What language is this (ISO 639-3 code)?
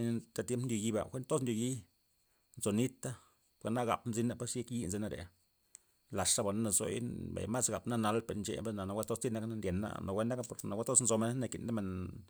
ztp